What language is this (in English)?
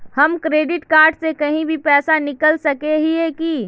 Magahi